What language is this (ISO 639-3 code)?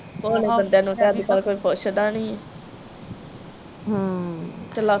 pan